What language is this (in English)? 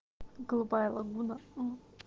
Russian